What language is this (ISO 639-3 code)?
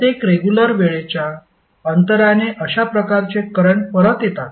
mar